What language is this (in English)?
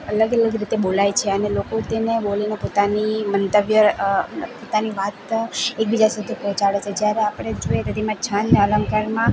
Gujarati